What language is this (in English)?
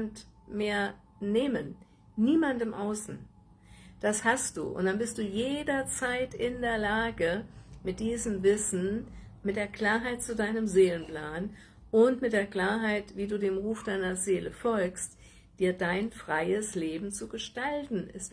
German